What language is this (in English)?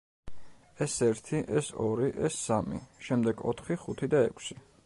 Georgian